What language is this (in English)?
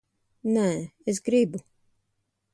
Latvian